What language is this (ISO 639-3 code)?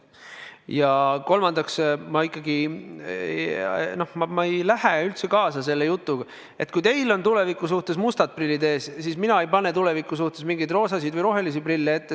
est